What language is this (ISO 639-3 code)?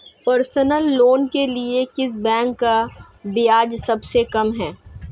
hin